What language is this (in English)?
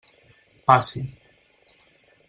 Catalan